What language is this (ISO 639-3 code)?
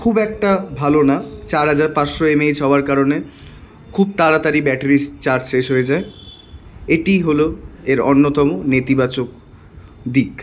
ben